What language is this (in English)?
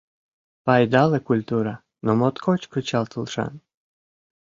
Mari